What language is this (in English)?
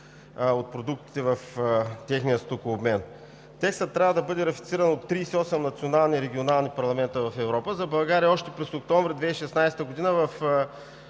Bulgarian